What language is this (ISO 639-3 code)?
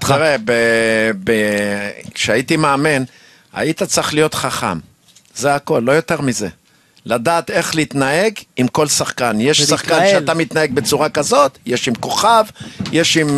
heb